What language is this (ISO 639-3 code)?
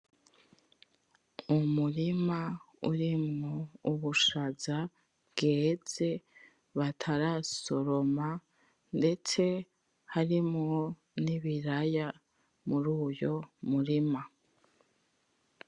run